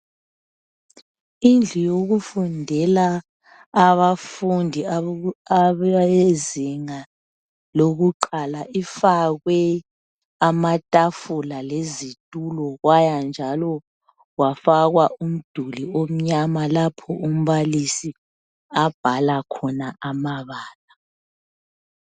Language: North Ndebele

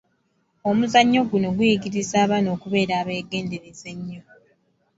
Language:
Ganda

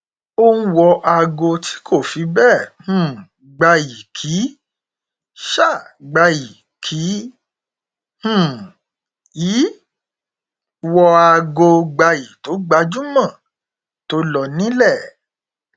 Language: Yoruba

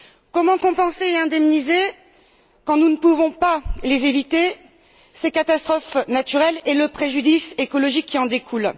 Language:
French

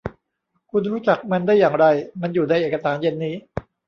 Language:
Thai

